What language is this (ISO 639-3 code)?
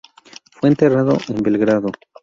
spa